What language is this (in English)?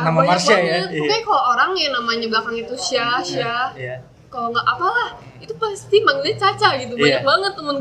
Indonesian